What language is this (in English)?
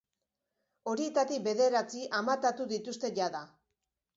Basque